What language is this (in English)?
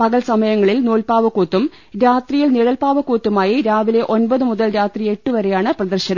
Malayalam